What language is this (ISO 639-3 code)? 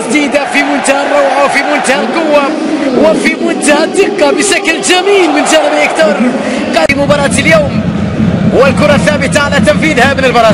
ara